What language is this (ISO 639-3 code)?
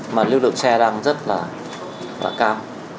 vie